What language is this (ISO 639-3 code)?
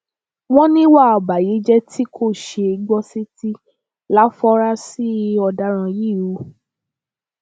yor